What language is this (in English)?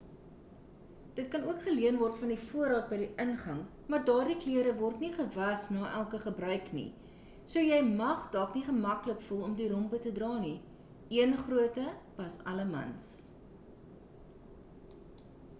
Afrikaans